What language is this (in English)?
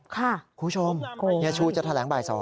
Thai